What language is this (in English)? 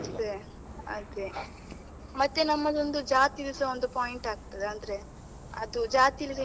Kannada